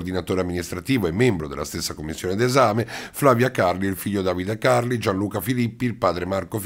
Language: Italian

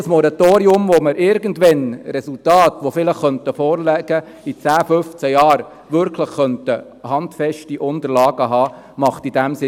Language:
Swiss German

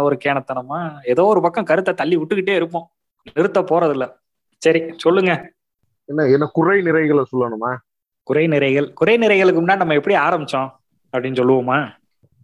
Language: Tamil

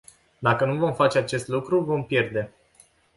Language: Romanian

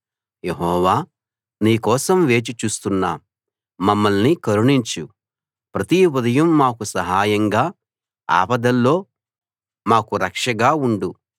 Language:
Telugu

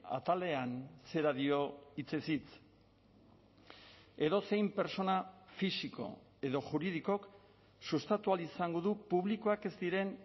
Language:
Basque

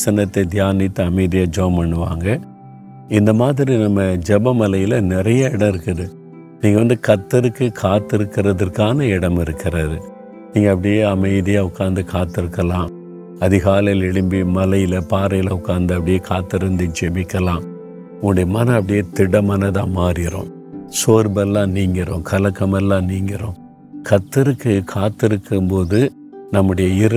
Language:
Tamil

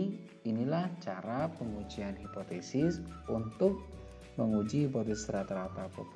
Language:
Indonesian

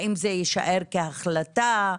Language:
Hebrew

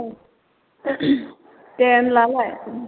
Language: Bodo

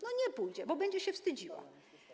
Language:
Polish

